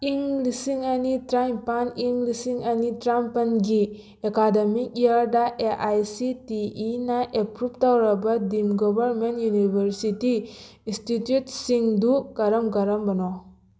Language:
Manipuri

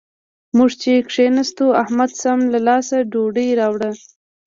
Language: Pashto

